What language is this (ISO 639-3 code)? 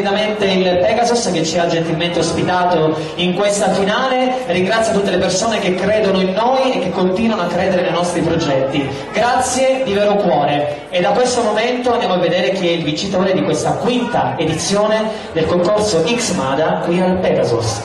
ita